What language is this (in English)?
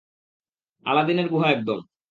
Bangla